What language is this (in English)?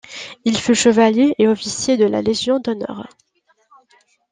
French